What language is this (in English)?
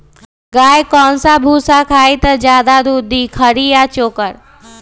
Magahi